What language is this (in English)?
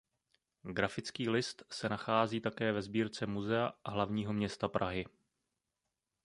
Czech